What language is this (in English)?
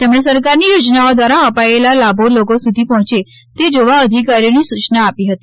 Gujarati